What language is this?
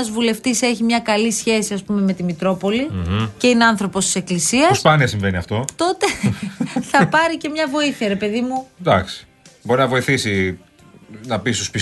Greek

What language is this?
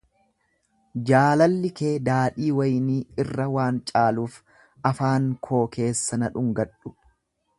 Oromo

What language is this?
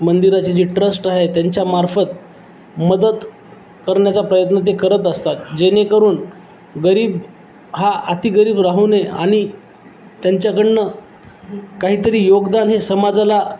Marathi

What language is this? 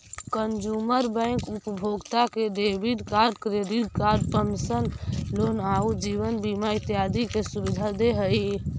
Magahi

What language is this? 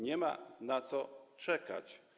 Polish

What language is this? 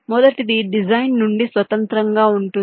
Telugu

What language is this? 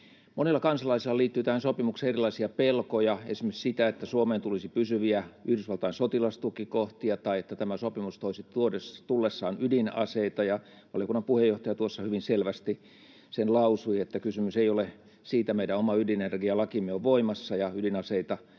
Finnish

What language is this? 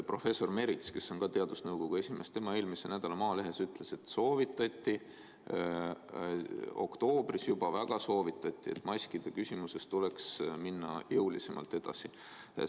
Estonian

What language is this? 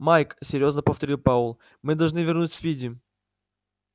Russian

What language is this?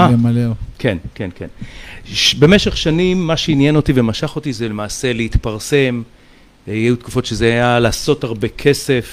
Hebrew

